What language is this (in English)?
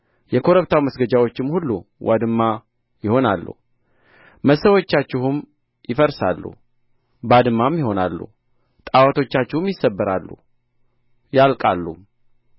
Amharic